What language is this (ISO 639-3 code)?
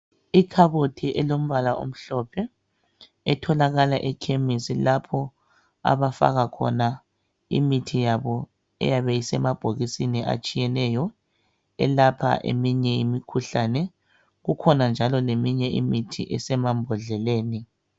nde